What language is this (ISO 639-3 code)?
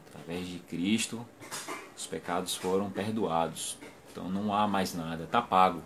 por